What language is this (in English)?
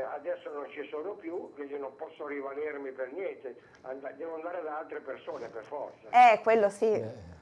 Italian